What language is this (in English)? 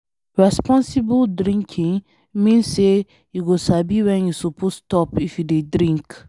Nigerian Pidgin